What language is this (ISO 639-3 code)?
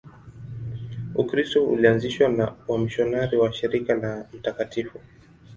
swa